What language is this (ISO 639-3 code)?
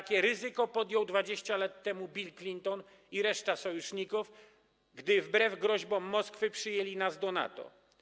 pol